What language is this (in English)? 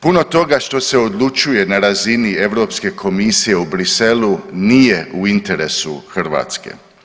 Croatian